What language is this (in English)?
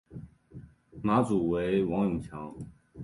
Chinese